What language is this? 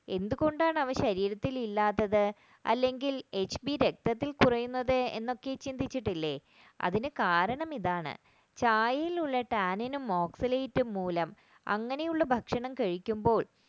Malayalam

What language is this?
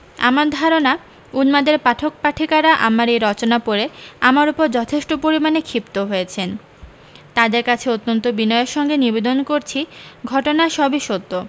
Bangla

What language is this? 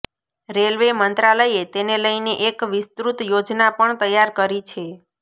Gujarati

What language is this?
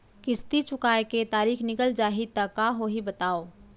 Chhattisgarhi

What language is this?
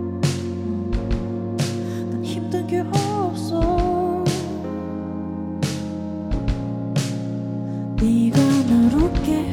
Korean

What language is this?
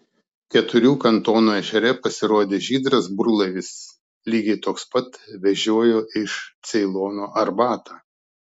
Lithuanian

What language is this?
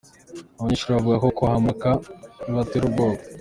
Kinyarwanda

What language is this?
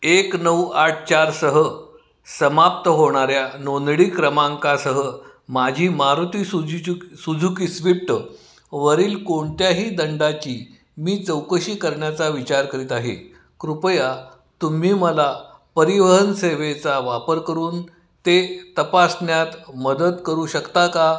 Marathi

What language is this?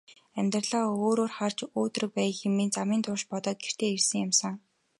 Mongolian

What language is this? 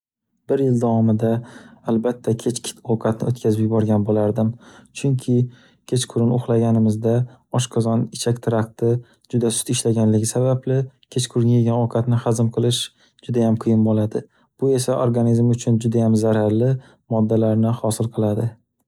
Uzbek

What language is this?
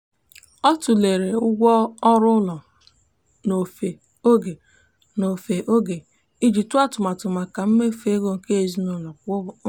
Igbo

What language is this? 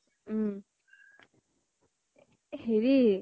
Assamese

